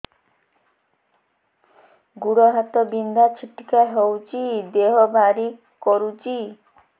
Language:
Odia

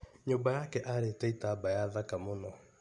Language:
Kikuyu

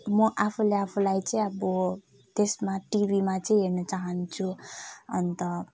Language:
Nepali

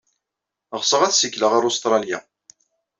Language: Kabyle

